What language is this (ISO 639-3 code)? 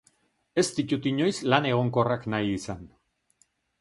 eus